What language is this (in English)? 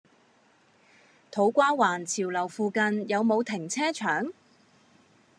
Cantonese